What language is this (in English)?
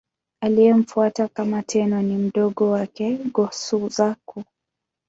Swahili